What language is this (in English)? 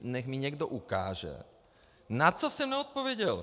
Czech